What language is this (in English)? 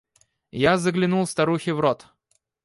Russian